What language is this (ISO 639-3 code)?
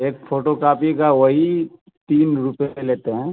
urd